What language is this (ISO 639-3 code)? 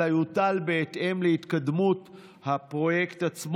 heb